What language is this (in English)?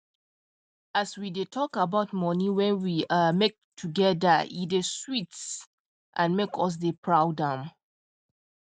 Nigerian Pidgin